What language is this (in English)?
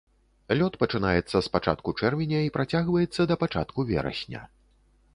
Belarusian